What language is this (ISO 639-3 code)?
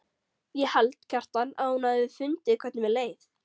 isl